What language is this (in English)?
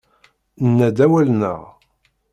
Kabyle